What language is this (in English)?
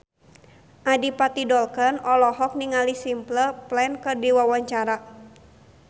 Sundanese